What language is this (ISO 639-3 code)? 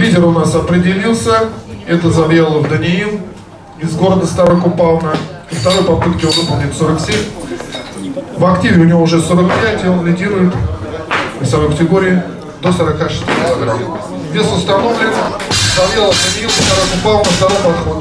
rus